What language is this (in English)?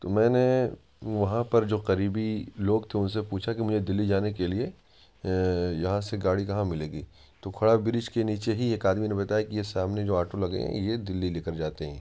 Urdu